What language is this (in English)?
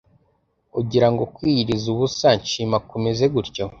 Kinyarwanda